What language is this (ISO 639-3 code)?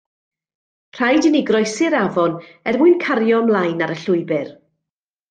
cym